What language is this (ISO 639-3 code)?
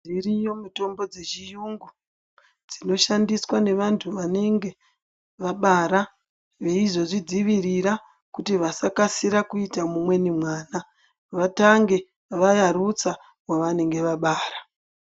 ndc